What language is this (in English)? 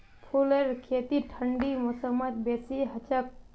Magahi